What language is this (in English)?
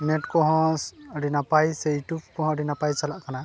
Santali